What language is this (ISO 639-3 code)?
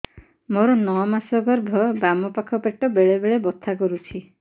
ori